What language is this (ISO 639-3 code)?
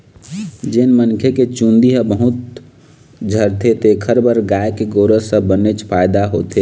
hne